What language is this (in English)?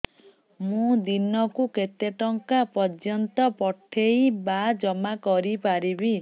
Odia